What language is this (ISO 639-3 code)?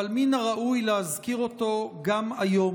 heb